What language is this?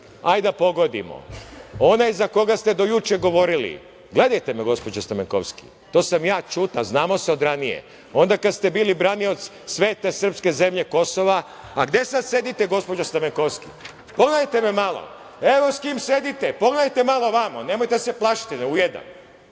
Serbian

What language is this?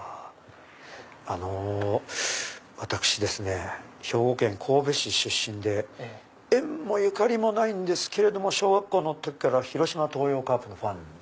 Japanese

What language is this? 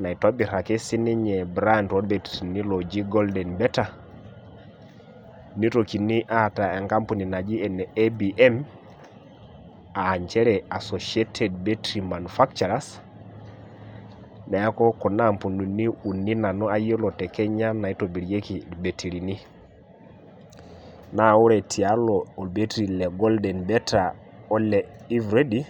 Masai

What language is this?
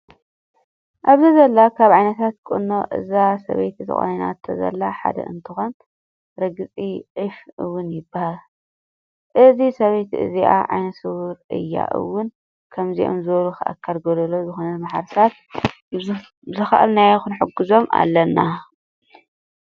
Tigrinya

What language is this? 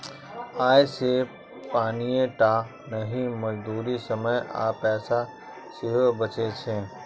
Maithili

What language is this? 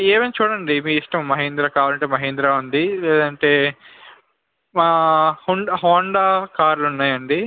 Telugu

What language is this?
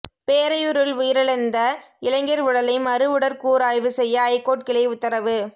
Tamil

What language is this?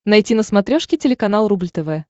Russian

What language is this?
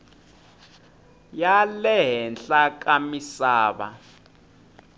Tsonga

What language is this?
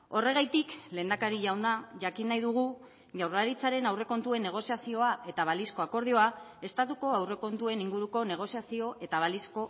Basque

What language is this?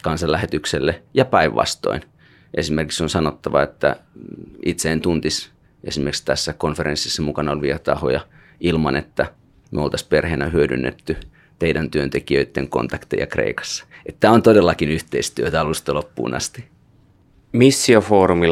Finnish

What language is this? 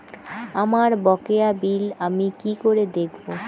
Bangla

